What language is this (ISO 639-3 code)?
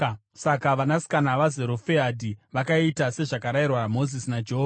sna